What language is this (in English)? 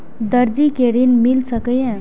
Maithili